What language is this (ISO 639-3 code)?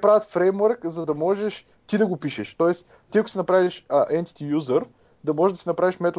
bul